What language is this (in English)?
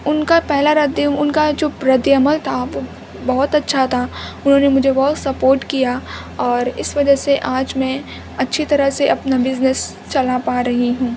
Urdu